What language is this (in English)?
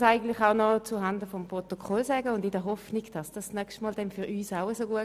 Swiss German